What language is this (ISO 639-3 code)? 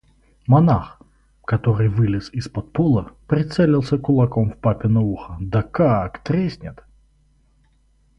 rus